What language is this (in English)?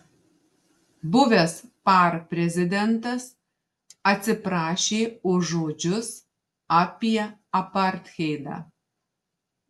Lithuanian